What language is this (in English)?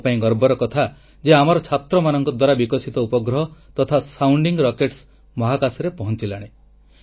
Odia